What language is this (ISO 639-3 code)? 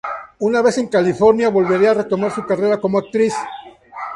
spa